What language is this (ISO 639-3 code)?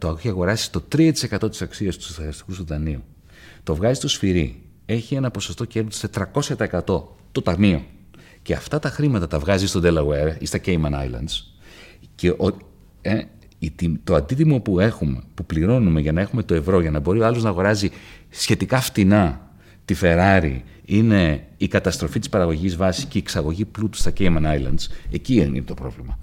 ell